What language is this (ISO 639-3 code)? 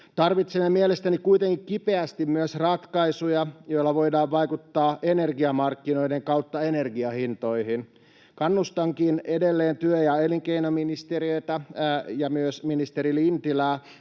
fin